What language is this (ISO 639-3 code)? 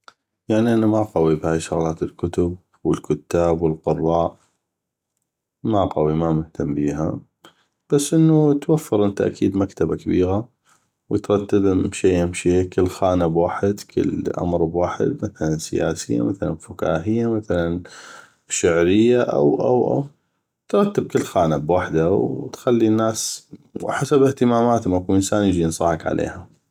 ayp